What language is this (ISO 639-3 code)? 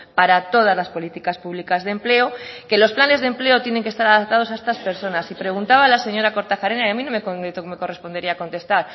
spa